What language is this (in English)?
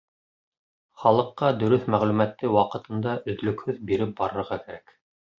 Bashkir